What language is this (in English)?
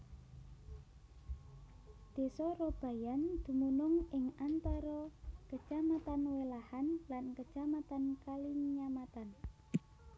Javanese